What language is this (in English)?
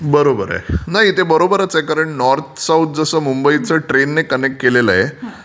Marathi